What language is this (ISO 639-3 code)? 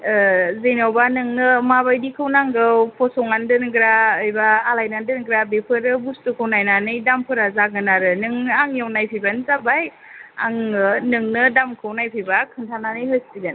brx